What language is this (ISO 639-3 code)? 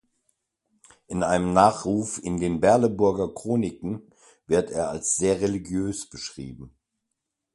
deu